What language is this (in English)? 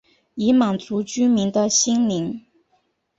Chinese